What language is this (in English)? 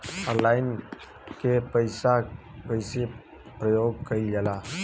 Bhojpuri